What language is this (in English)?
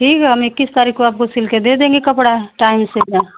Hindi